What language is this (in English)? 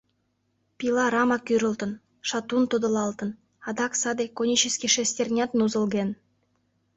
Mari